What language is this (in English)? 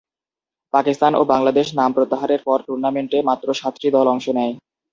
Bangla